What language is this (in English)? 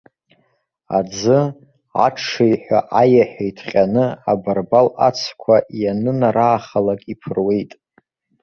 Abkhazian